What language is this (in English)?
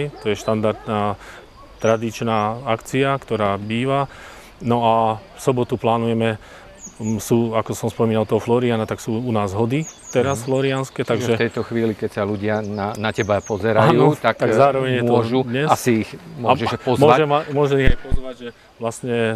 Slovak